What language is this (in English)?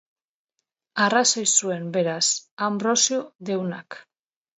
Basque